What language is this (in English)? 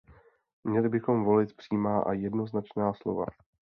Czech